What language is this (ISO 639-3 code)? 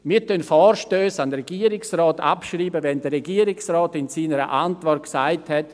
gsw